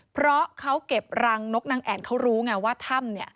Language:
Thai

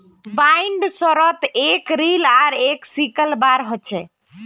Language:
Magahi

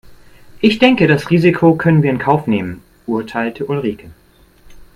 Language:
German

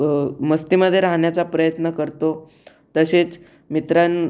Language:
Marathi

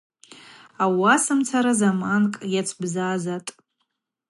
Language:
Abaza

